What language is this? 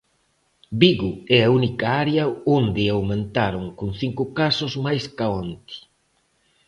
Galician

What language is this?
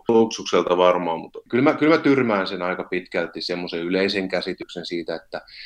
Finnish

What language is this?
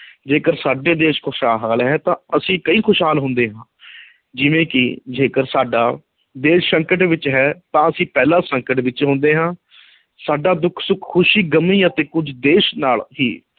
Punjabi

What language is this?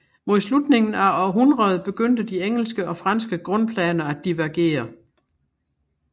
Danish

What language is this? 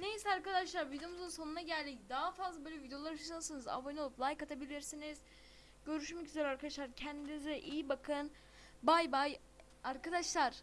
Turkish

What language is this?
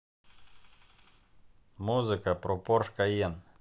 Russian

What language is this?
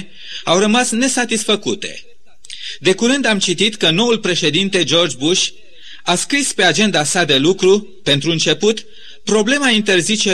Romanian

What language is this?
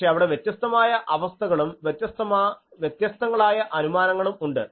Malayalam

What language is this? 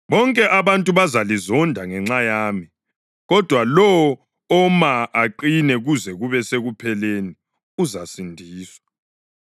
North Ndebele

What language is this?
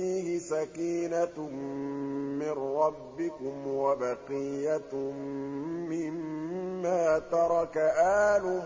Arabic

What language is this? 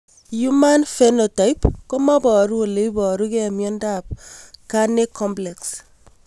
Kalenjin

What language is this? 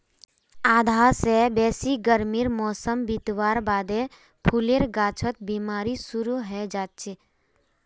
Magahi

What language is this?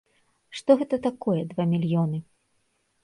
Belarusian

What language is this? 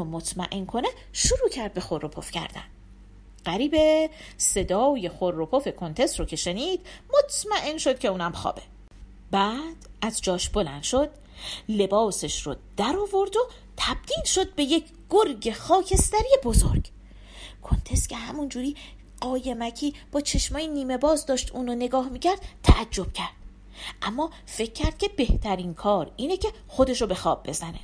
Persian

